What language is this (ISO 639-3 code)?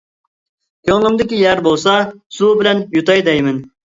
uig